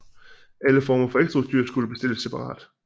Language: Danish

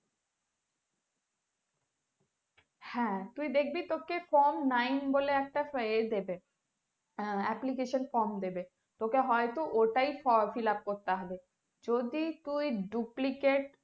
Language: Bangla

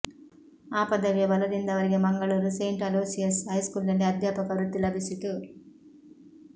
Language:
Kannada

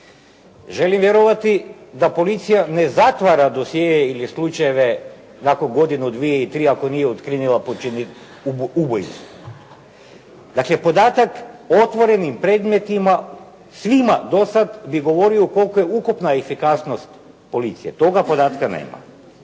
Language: Croatian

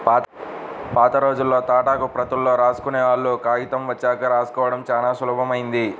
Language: Telugu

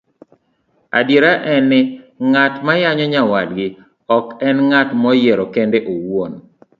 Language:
Luo (Kenya and Tanzania)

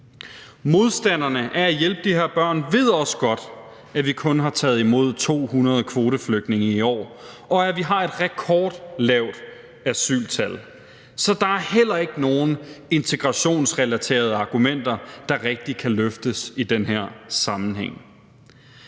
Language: Danish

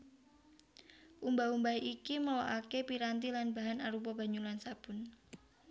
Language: Javanese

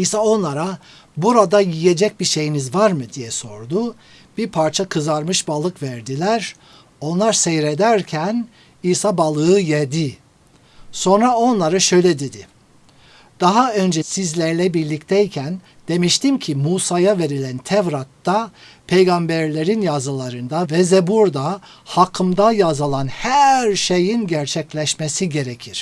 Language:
Turkish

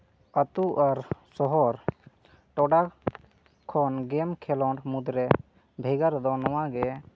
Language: Santali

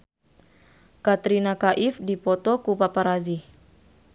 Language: Sundanese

